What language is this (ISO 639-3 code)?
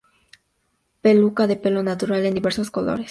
spa